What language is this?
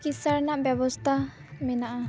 Santali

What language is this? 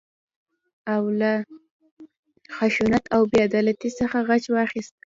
Pashto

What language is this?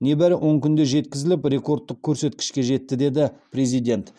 Kazakh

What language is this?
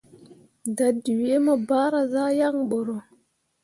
Mundang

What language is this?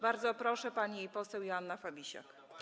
Polish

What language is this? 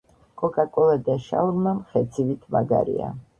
Georgian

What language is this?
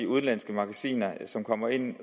Danish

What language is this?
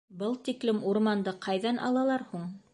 Bashkir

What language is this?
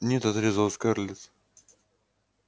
Russian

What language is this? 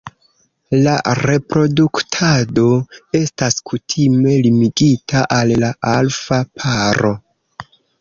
Esperanto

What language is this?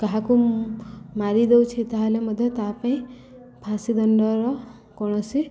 Odia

